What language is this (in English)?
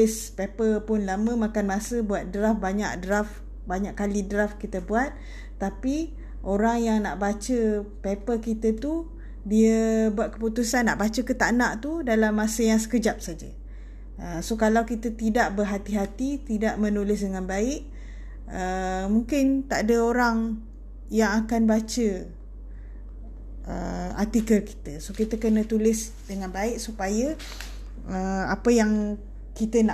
Malay